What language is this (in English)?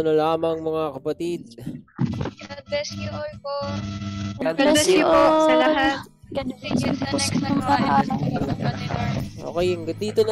Filipino